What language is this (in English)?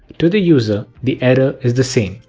English